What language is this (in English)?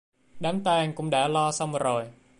Vietnamese